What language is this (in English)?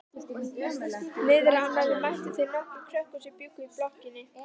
Icelandic